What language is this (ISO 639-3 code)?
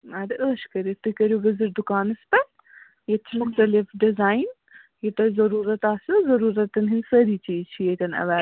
kas